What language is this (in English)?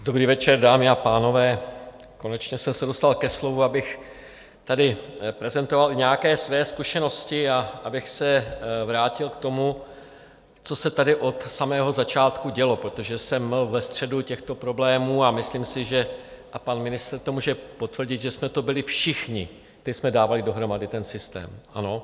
Czech